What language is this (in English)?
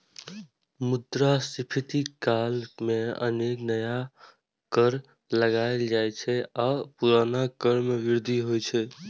Maithili